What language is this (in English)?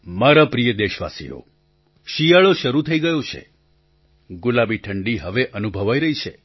Gujarati